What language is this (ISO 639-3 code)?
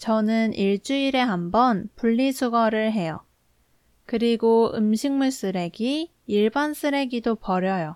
kor